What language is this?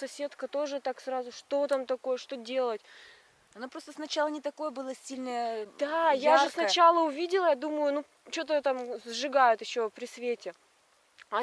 Russian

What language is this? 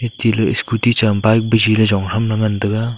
Wancho Naga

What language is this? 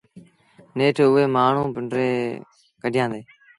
Sindhi Bhil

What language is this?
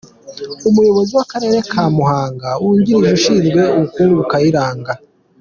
Kinyarwanda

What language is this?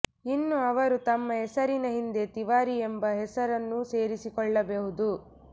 Kannada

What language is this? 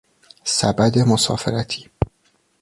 Persian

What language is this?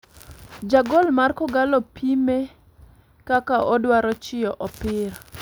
Luo (Kenya and Tanzania)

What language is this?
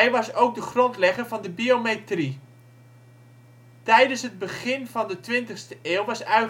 Dutch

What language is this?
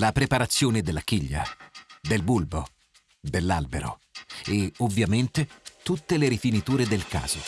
Italian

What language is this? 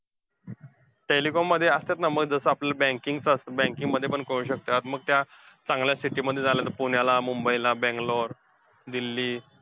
Marathi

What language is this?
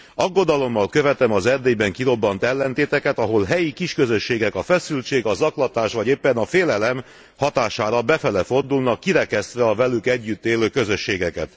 Hungarian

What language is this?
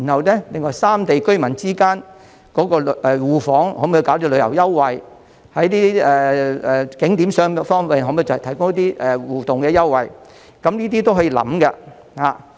Cantonese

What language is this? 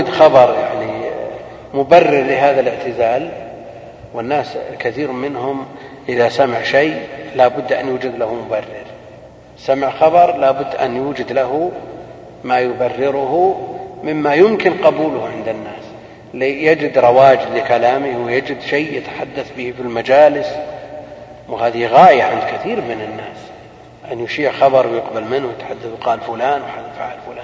Arabic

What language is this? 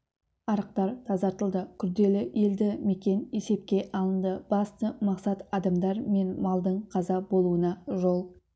Kazakh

